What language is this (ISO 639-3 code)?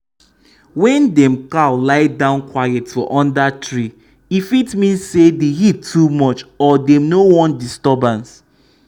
pcm